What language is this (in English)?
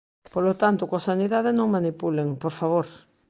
Galician